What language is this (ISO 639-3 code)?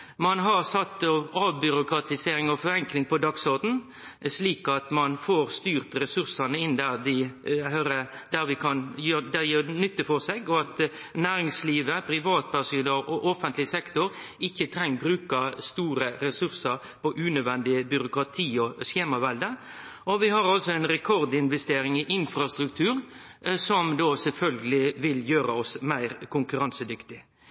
nno